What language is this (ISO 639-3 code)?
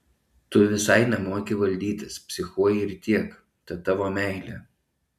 lit